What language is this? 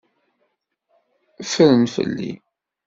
Kabyle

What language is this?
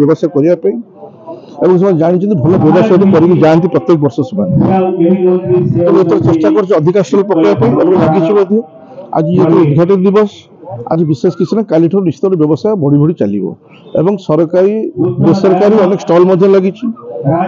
Indonesian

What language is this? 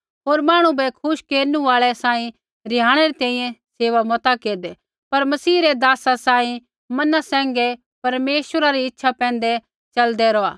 Kullu Pahari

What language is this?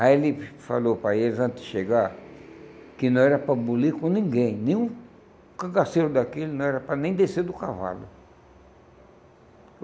Portuguese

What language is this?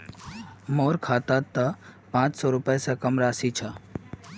Magahi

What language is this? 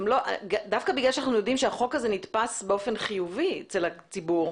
Hebrew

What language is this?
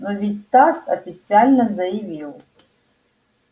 Russian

